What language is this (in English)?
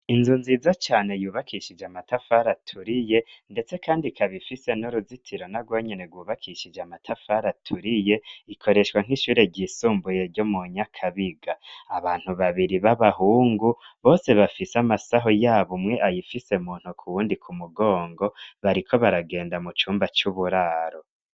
Rundi